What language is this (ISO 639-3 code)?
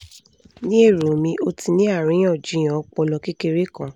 yor